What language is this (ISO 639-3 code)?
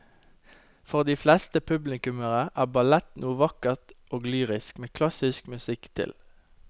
nor